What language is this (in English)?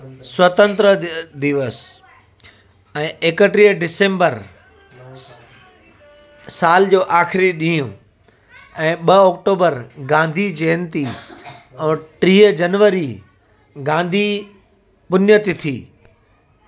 Sindhi